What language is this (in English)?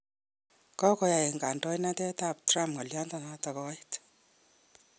Kalenjin